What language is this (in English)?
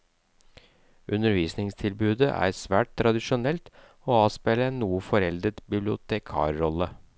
Norwegian